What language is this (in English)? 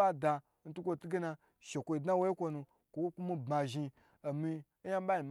Gbagyi